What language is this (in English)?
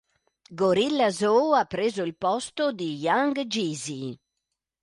Italian